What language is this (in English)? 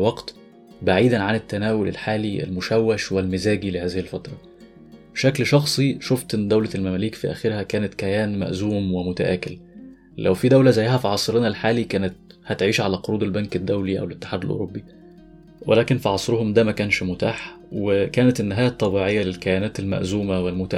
Arabic